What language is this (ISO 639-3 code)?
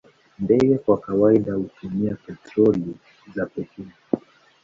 swa